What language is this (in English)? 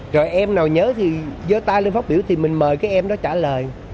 Vietnamese